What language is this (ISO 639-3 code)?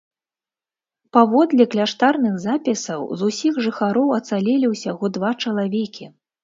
bel